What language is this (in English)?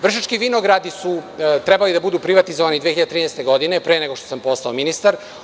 Serbian